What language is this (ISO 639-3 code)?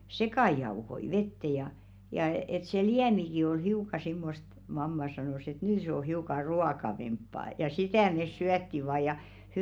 fin